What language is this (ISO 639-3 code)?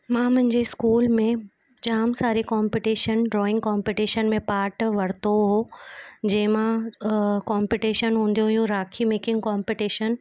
snd